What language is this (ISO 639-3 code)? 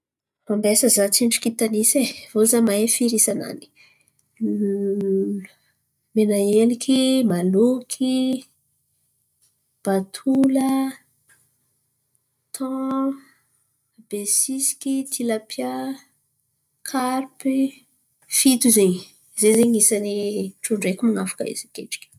xmv